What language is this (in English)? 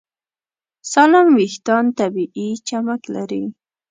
Pashto